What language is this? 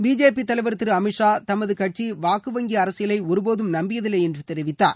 Tamil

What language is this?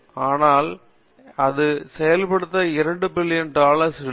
Tamil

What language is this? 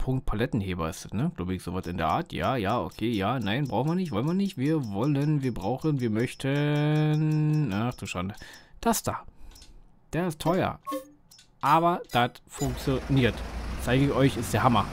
German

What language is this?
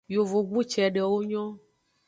Aja (Benin)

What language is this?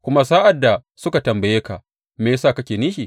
Hausa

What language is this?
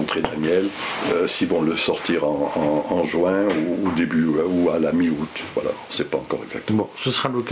French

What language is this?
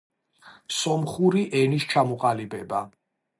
Georgian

